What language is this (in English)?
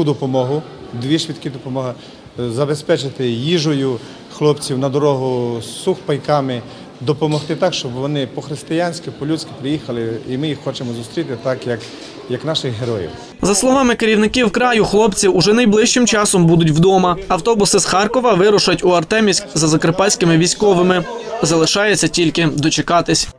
Ukrainian